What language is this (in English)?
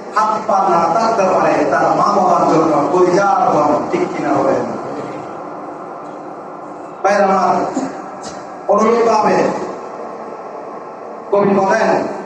Indonesian